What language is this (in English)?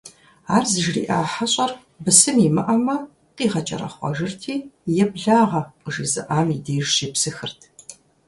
Kabardian